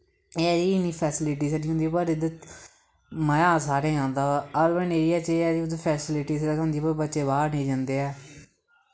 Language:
Dogri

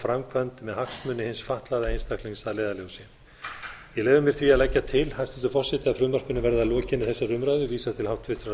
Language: Icelandic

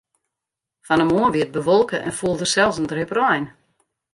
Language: Western Frisian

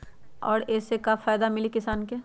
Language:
Magahi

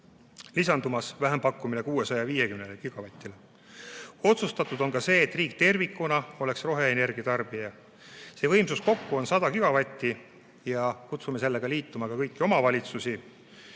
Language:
Estonian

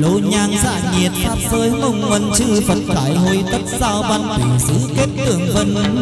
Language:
Vietnamese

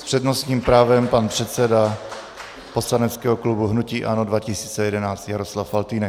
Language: Czech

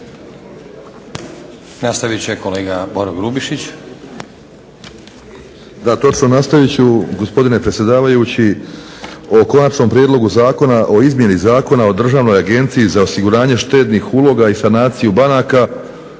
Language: Croatian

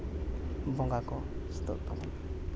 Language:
Santali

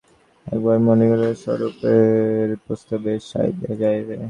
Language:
Bangla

